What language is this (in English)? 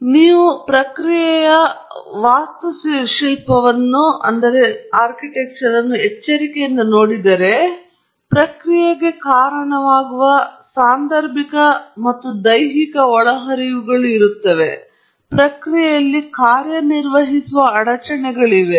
Kannada